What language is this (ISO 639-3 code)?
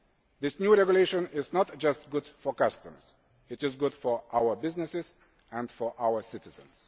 eng